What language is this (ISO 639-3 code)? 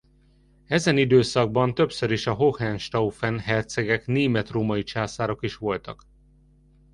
hun